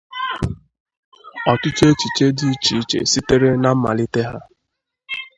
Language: Igbo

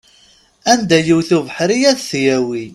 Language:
Kabyle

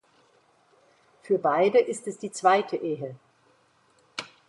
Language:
German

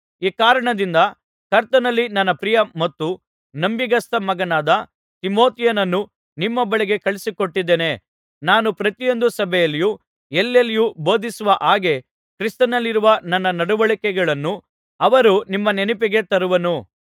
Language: Kannada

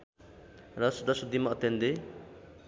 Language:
Nepali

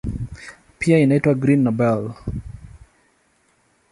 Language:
Swahili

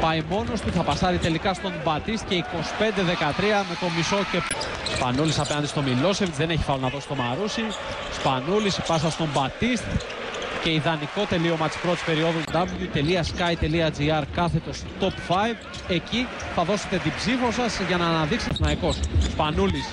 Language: Greek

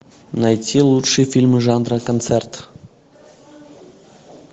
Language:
Russian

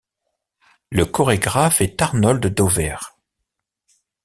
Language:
French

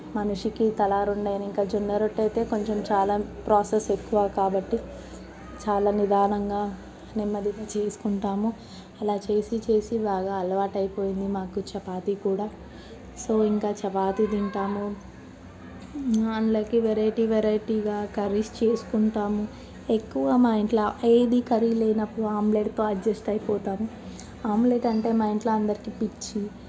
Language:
Telugu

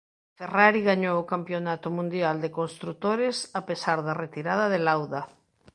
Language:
Galician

